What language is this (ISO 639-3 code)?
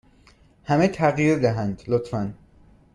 fas